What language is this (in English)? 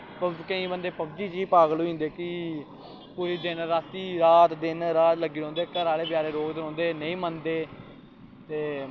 Dogri